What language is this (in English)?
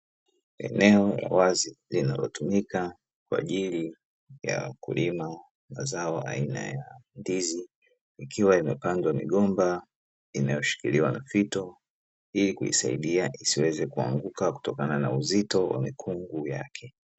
Swahili